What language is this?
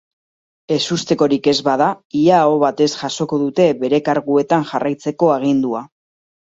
Basque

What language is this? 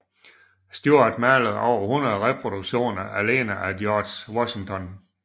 Danish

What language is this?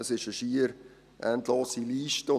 Swiss German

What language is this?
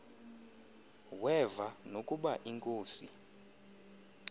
Xhosa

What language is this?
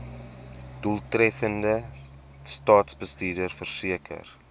Afrikaans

